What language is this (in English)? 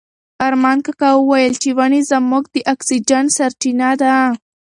Pashto